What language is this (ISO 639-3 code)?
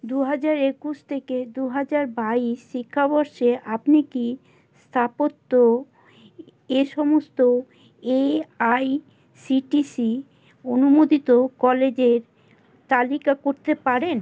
ben